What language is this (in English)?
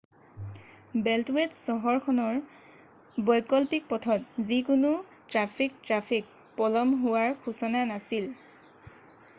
Assamese